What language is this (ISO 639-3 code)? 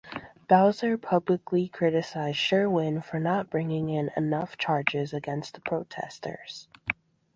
eng